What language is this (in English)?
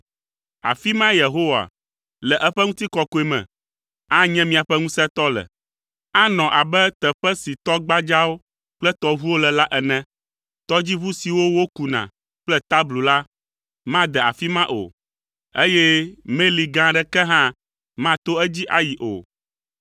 Ewe